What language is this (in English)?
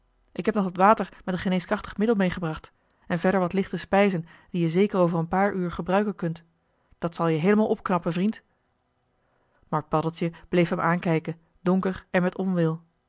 Dutch